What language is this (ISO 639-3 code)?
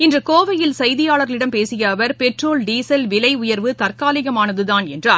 tam